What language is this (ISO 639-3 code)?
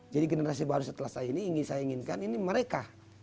ind